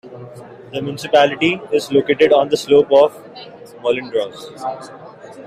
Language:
English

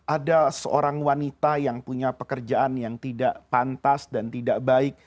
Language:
Indonesian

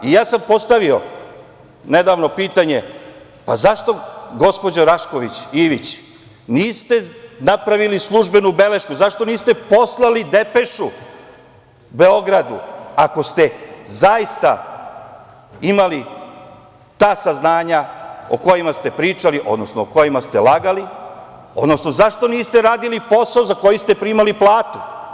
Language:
Serbian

